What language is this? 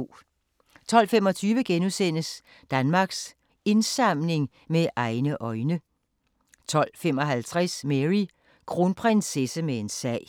Danish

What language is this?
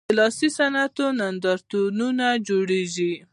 Pashto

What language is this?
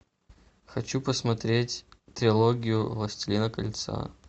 Russian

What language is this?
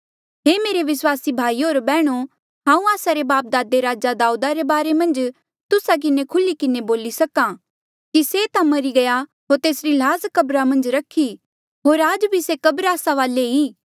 Mandeali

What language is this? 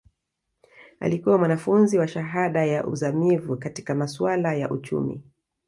Swahili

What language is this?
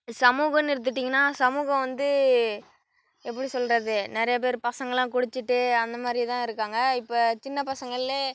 Tamil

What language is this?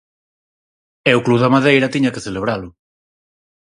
Galician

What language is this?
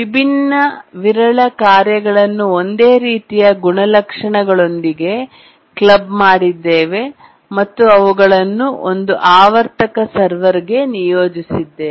Kannada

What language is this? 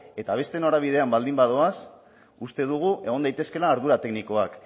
Basque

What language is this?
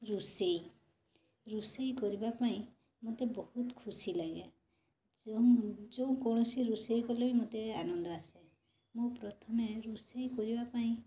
Odia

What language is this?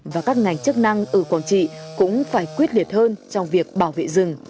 Vietnamese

